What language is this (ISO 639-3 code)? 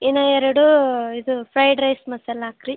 kan